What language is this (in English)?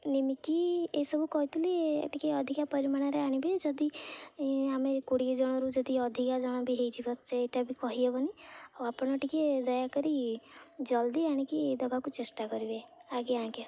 Odia